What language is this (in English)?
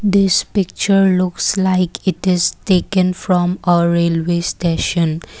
English